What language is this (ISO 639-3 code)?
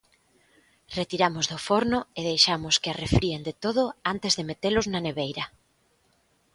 glg